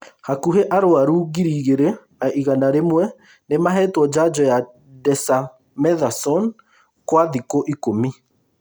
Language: Kikuyu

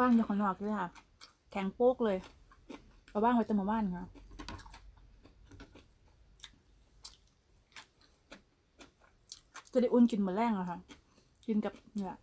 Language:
Thai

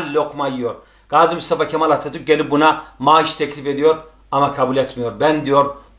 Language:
Turkish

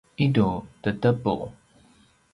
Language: Paiwan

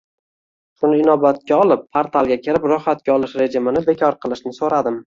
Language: Uzbek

